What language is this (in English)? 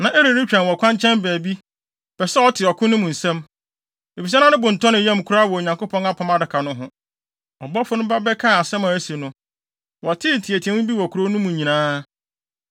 Akan